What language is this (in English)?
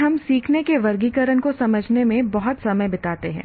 Hindi